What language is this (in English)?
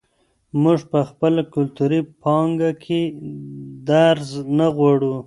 Pashto